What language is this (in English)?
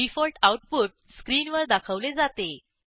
Marathi